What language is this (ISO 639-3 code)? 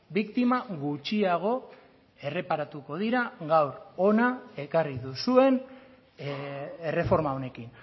eus